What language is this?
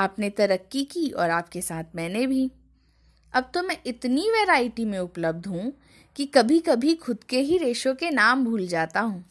Hindi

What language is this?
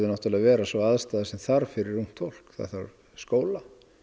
Icelandic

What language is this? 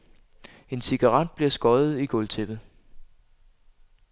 Danish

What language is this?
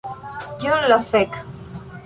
Esperanto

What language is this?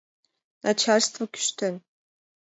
Mari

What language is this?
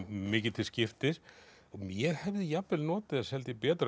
Icelandic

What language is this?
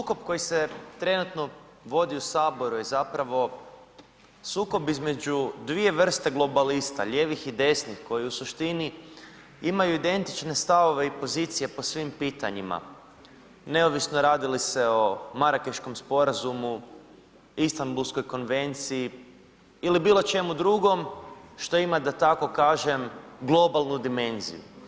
Croatian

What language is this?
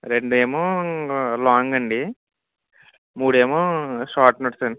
Telugu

